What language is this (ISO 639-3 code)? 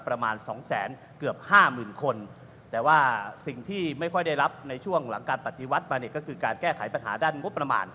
tha